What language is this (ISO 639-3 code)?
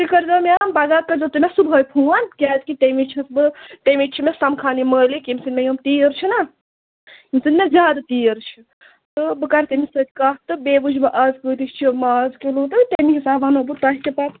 kas